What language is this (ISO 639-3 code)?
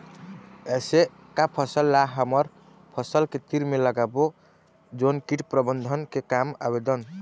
hne